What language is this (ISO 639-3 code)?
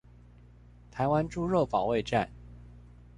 zho